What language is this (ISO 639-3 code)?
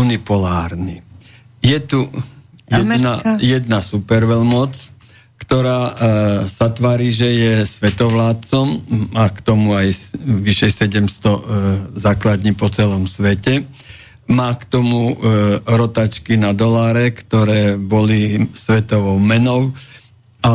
slk